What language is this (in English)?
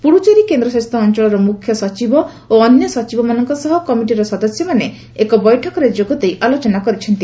Odia